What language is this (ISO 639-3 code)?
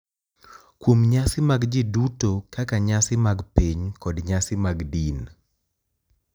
luo